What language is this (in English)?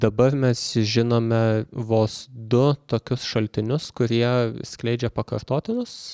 Lithuanian